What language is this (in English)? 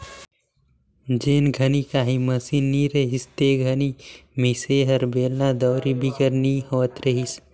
Chhattisgarhi